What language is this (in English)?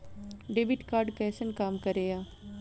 Maithili